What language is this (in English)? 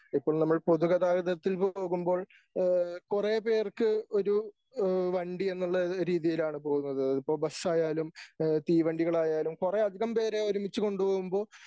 Malayalam